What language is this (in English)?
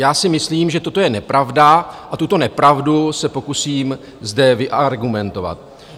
Czech